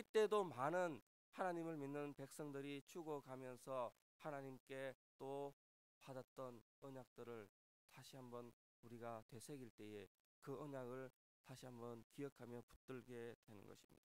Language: Korean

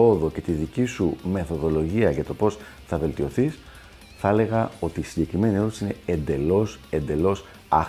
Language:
Greek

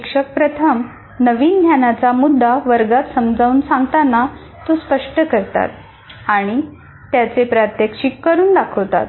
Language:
Marathi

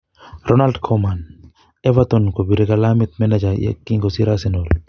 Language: Kalenjin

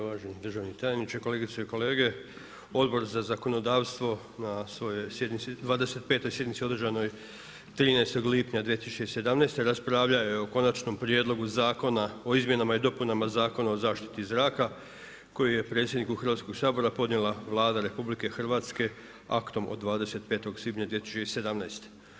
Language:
Croatian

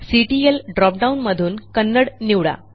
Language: Marathi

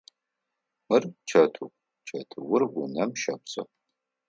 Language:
Adyghe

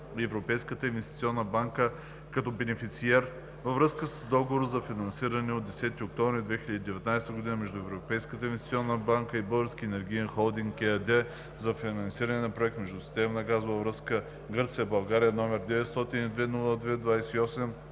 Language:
Bulgarian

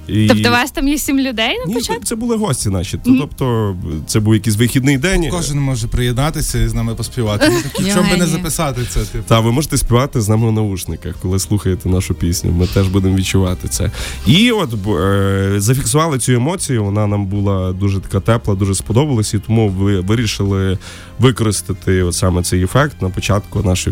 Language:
Ukrainian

